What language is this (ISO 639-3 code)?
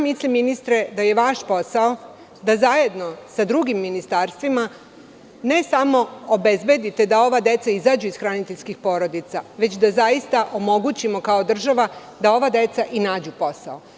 srp